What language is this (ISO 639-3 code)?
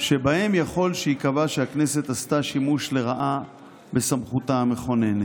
heb